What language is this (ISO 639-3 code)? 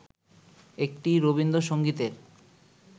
ben